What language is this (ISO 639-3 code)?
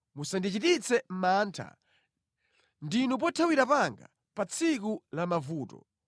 nya